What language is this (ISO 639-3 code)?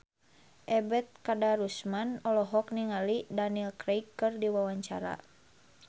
sun